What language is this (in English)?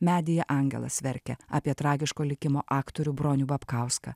Lithuanian